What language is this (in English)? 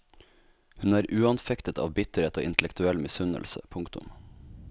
Norwegian